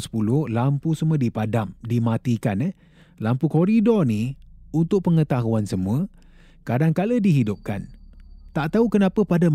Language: Malay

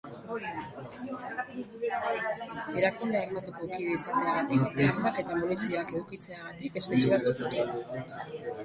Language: Basque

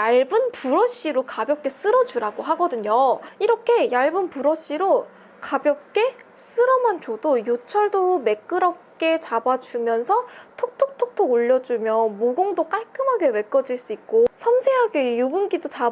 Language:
Korean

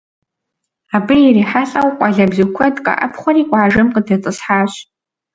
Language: Kabardian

